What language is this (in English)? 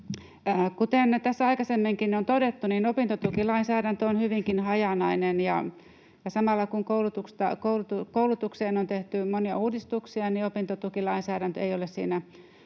Finnish